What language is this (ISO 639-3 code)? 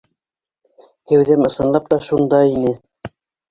bak